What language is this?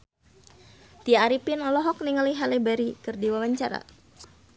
Sundanese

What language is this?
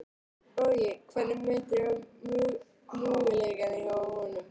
Icelandic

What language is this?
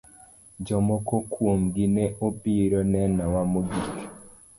Luo (Kenya and Tanzania)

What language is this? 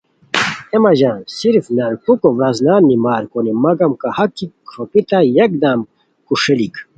Khowar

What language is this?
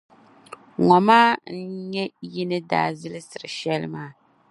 Dagbani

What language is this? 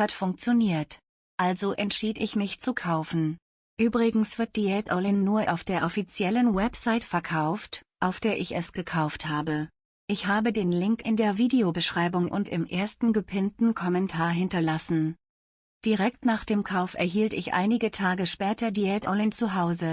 German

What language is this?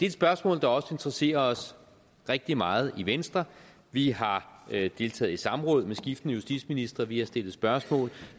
Danish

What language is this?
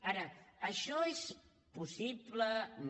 Catalan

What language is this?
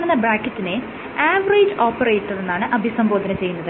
Malayalam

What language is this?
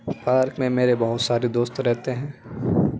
Urdu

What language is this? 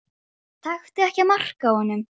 Icelandic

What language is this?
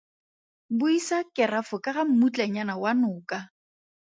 Tswana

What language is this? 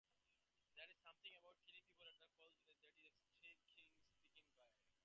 English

